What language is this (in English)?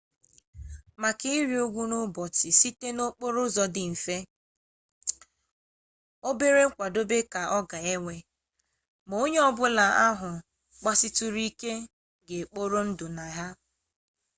Igbo